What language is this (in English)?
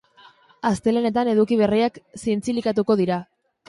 Basque